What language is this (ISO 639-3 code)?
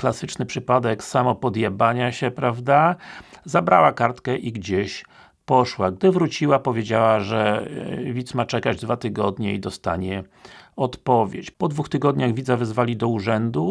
pol